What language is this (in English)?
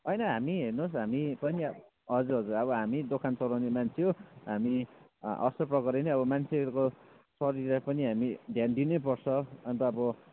Nepali